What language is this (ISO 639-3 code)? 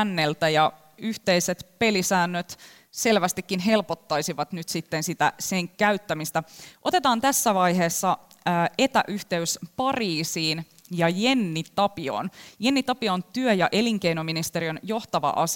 fin